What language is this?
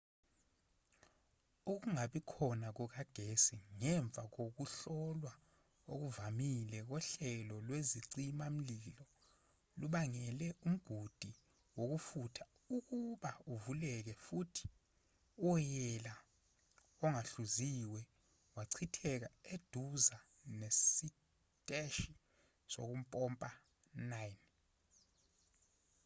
Zulu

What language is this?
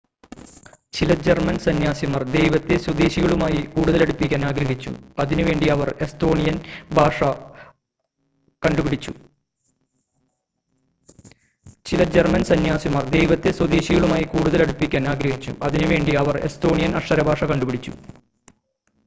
Malayalam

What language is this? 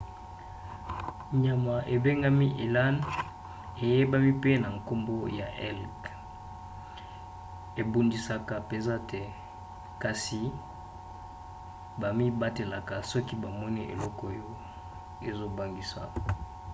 Lingala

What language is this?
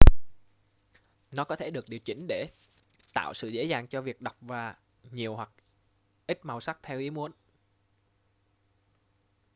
Vietnamese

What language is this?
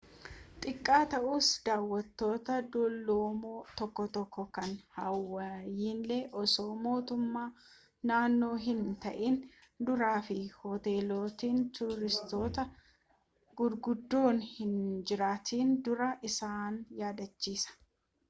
Oromo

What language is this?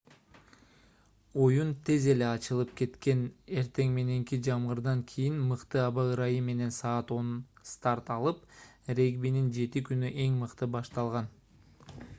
Kyrgyz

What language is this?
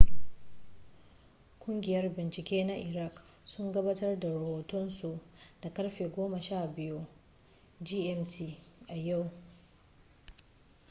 Hausa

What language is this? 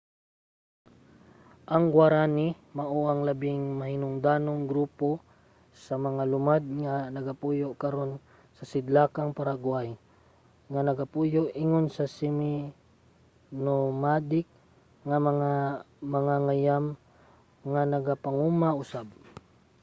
Cebuano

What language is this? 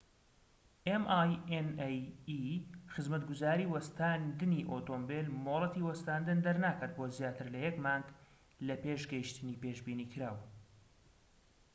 Central Kurdish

